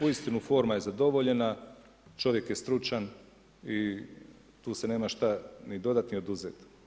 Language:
Croatian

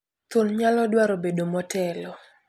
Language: Luo (Kenya and Tanzania)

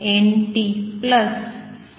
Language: Gujarati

